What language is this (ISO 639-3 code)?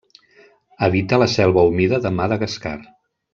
cat